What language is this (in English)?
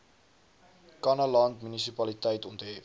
Afrikaans